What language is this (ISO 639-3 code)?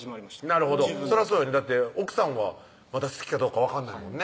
jpn